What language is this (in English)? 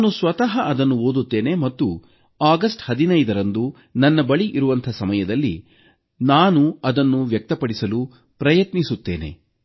Kannada